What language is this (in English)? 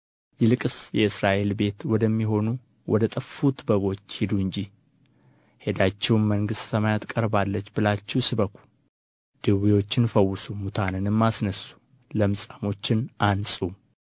Amharic